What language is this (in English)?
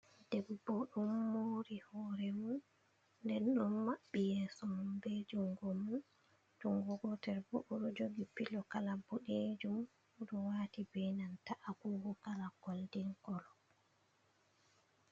Fula